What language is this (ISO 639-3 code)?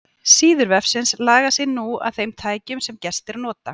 isl